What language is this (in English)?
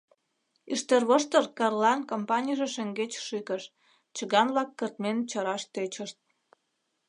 Mari